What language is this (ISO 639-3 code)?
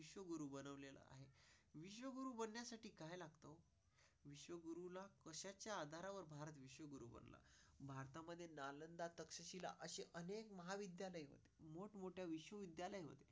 mar